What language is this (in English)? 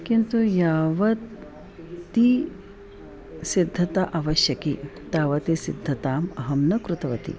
Sanskrit